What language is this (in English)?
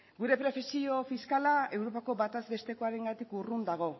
Basque